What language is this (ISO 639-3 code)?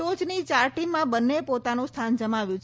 guj